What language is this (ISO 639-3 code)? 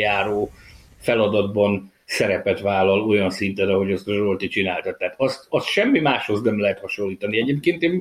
hun